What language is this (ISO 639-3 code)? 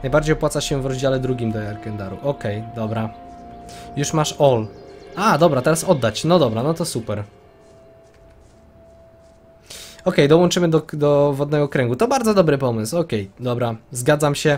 pol